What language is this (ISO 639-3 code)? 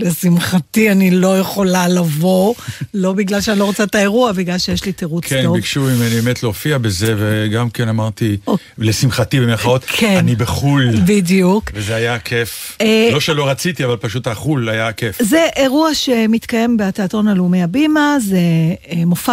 heb